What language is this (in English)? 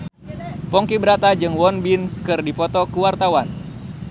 Sundanese